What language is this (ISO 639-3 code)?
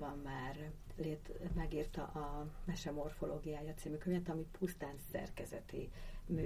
hun